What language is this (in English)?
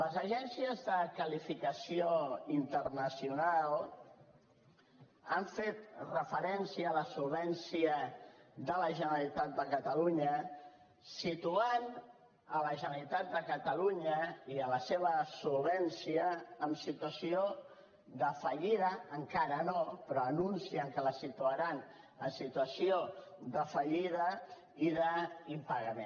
Catalan